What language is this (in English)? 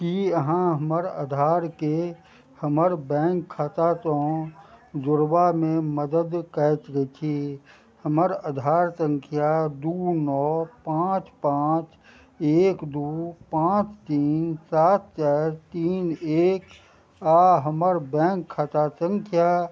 Maithili